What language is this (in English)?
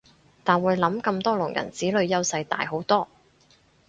Cantonese